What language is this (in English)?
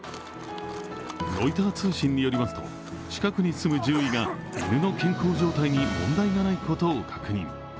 Japanese